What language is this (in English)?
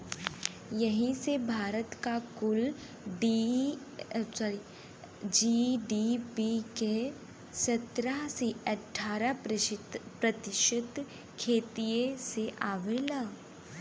Bhojpuri